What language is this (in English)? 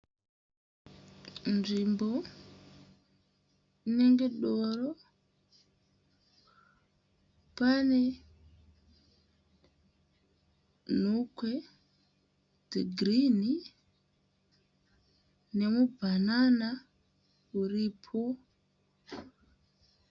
Shona